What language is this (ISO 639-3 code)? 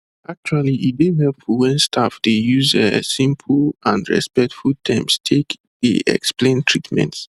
pcm